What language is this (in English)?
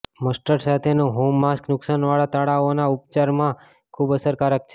Gujarati